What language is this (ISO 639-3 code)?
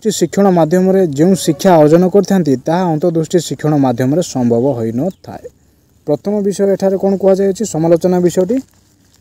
hin